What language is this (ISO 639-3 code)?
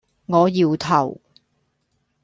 yue